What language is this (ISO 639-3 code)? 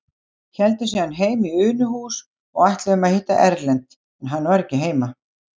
isl